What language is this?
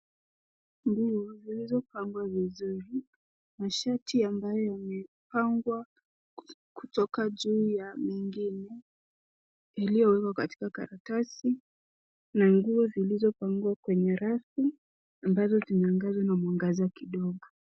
Swahili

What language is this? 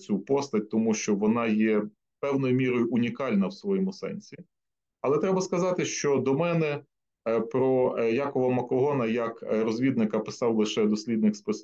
Ukrainian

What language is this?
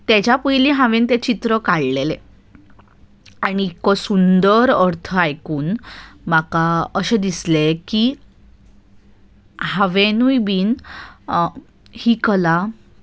Konkani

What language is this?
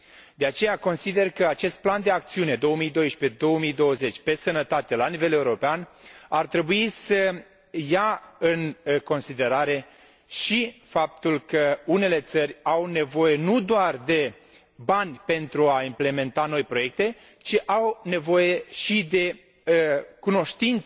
Romanian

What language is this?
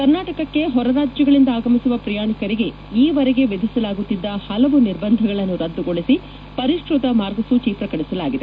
Kannada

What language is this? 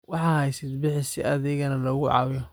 Somali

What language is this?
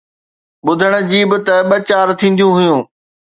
Sindhi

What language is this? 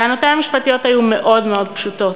Hebrew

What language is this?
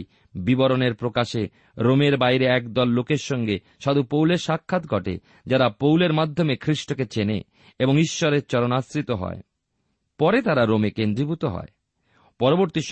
Bangla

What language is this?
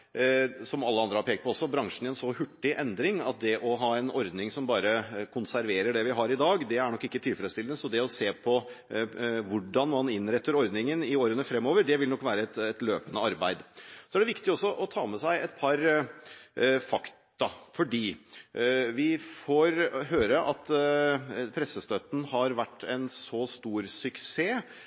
Norwegian Bokmål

